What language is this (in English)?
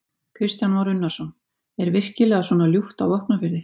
Icelandic